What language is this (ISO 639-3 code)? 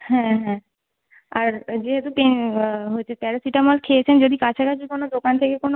ben